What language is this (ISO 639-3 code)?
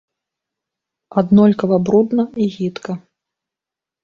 bel